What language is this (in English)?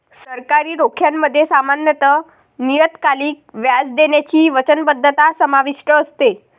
Marathi